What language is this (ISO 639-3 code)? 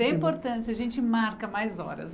por